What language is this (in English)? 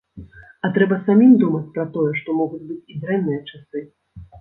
Belarusian